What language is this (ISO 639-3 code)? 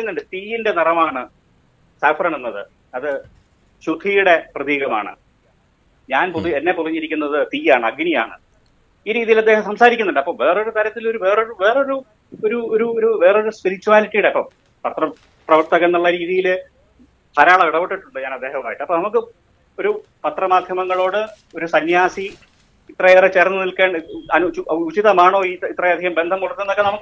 mal